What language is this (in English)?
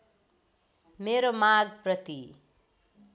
Nepali